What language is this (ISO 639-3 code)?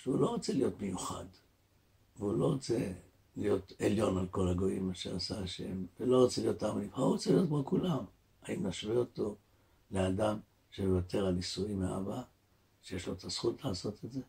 heb